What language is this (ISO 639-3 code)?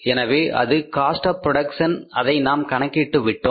tam